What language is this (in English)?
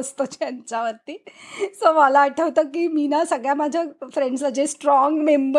Marathi